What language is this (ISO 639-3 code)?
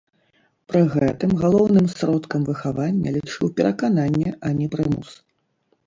bel